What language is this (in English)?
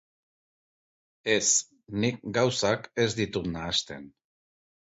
Basque